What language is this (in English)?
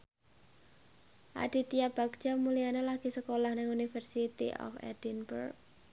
Javanese